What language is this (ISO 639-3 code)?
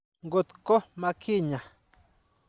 kln